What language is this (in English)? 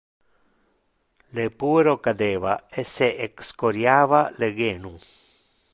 Interlingua